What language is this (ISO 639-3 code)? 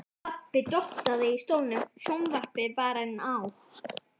isl